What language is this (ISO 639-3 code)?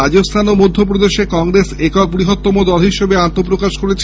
ben